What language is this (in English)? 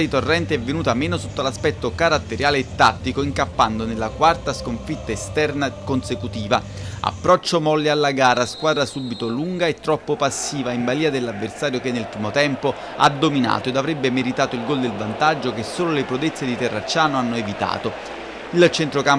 Italian